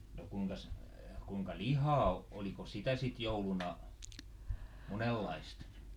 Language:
Finnish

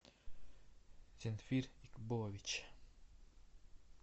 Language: Russian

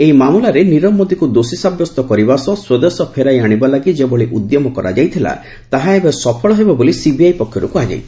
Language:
Odia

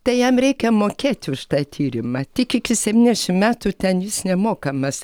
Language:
Lithuanian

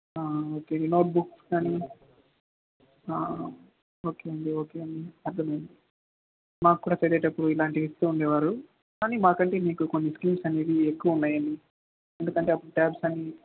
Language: Telugu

